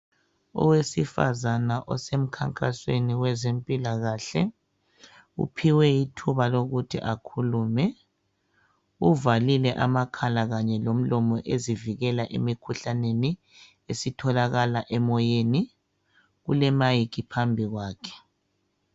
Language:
North Ndebele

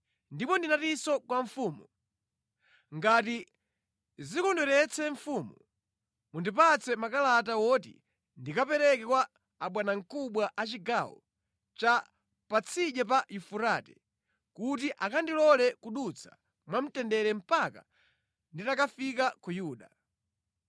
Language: Nyanja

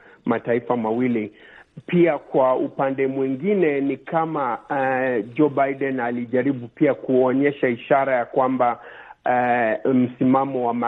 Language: Swahili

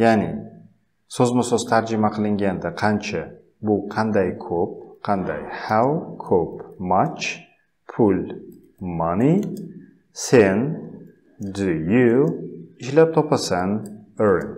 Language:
Dutch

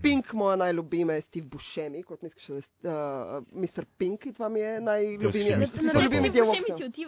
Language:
Bulgarian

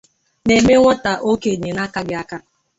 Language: Igbo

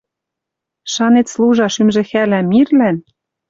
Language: Western Mari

